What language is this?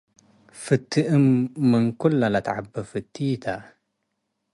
Tigre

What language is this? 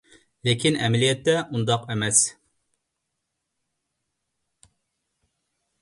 Uyghur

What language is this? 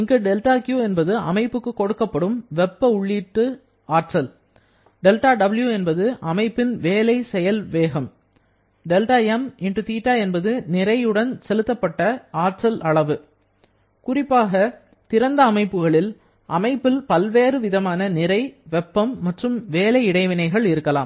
Tamil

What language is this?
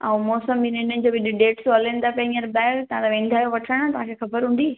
Sindhi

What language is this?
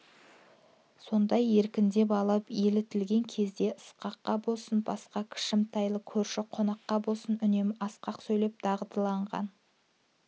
Kazakh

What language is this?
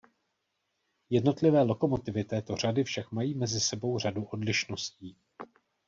Czech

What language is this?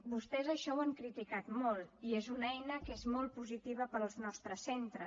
Catalan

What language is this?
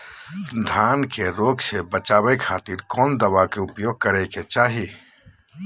Magahi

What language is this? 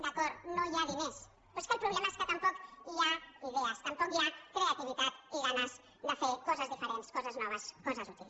Catalan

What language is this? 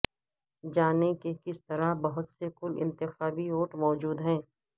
Urdu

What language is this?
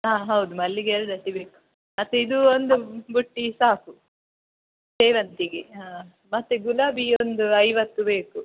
Kannada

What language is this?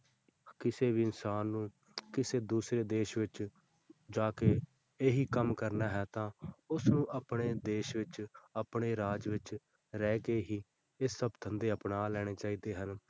Punjabi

